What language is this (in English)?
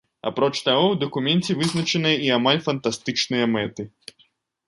Belarusian